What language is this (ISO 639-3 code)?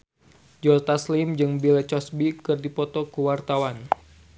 sun